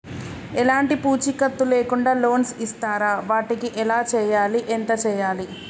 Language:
Telugu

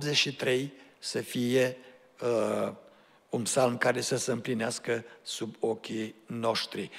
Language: Romanian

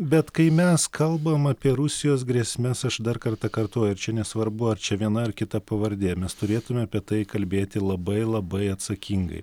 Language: Lithuanian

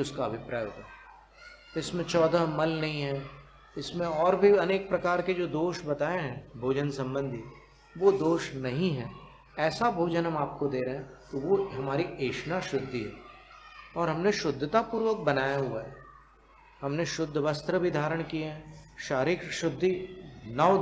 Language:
Hindi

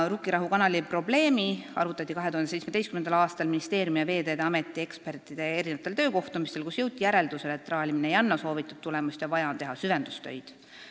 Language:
Estonian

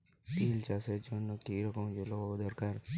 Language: Bangla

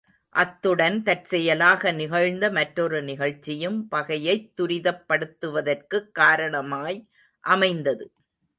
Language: Tamil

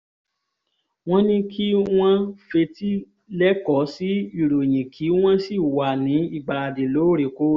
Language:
Yoruba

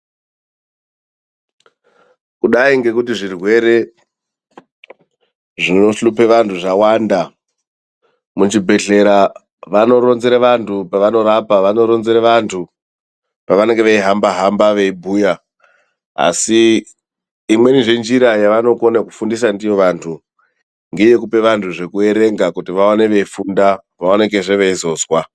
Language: Ndau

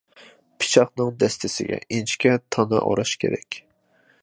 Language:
Uyghur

